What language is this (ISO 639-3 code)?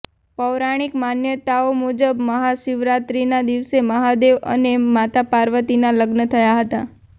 guj